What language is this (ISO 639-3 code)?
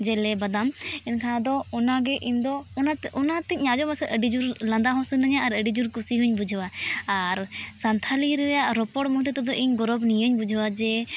sat